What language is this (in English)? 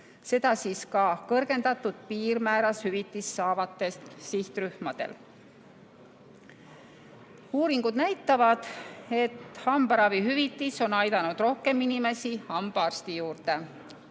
Estonian